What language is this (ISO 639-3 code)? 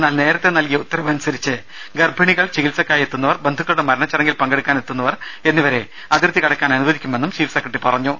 mal